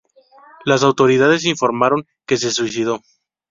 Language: Spanish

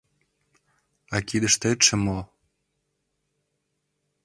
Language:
Mari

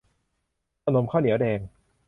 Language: Thai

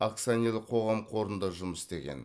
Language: Kazakh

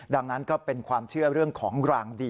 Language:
Thai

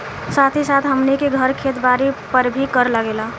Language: Bhojpuri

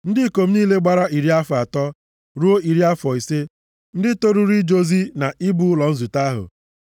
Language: Igbo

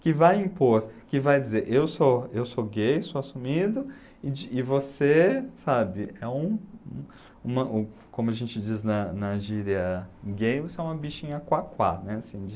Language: Portuguese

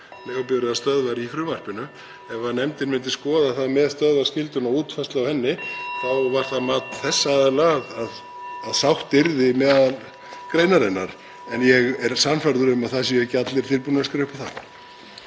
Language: Icelandic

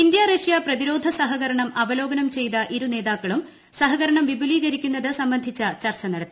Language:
Malayalam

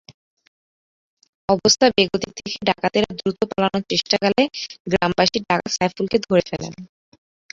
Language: Bangla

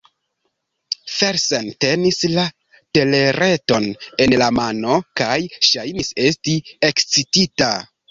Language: Esperanto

